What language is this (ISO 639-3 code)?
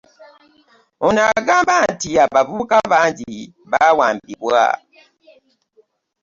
lug